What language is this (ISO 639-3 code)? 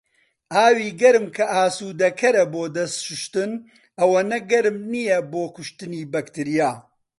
ckb